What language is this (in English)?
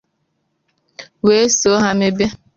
Igbo